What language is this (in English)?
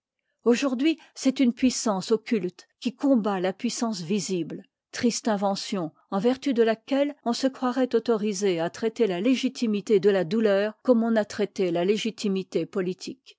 French